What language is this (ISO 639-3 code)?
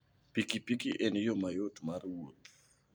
luo